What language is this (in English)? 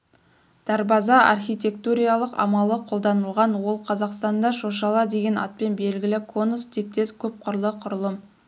Kazakh